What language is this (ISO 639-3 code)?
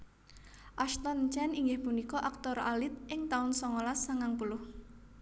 jav